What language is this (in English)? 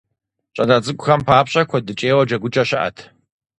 Kabardian